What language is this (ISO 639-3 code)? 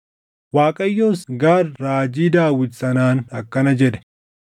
orm